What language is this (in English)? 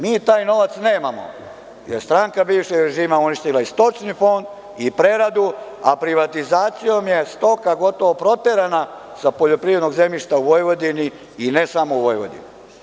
Serbian